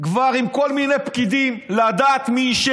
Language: Hebrew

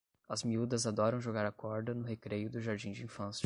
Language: Portuguese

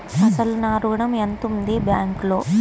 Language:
Telugu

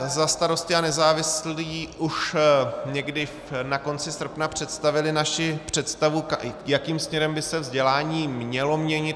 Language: Czech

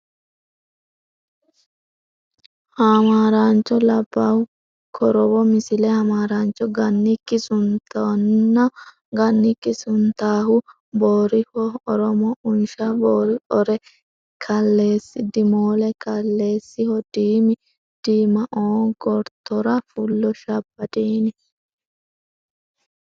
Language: Sidamo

